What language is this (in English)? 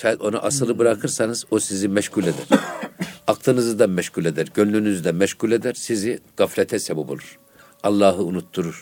Turkish